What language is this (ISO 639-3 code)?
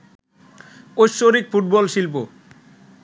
ben